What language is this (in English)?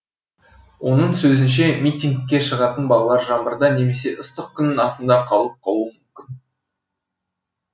Kazakh